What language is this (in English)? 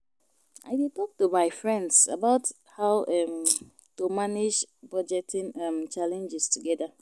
Nigerian Pidgin